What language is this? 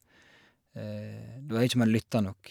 Norwegian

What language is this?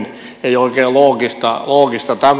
Finnish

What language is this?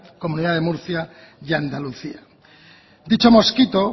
Spanish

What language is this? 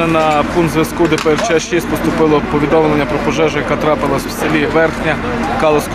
Russian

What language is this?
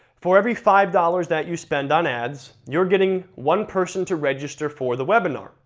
English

